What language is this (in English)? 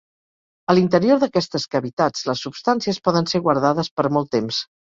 Catalan